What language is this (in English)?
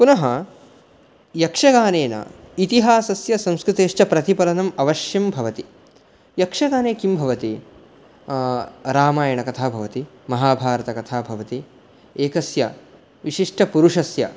Sanskrit